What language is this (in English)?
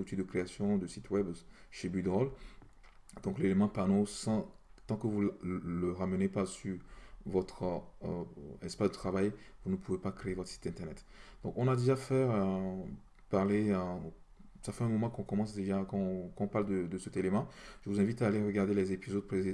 French